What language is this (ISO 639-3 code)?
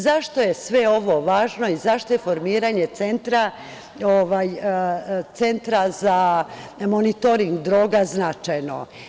srp